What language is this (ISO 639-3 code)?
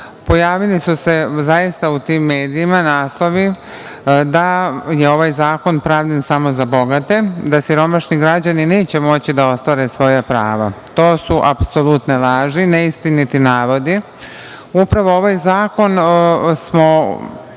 srp